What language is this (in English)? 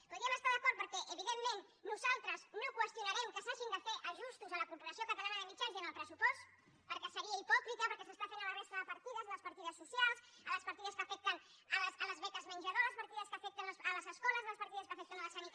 Catalan